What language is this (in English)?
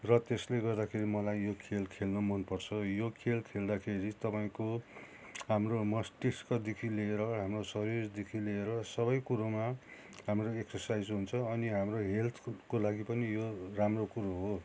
Nepali